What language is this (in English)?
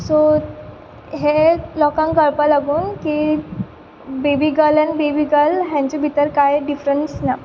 Konkani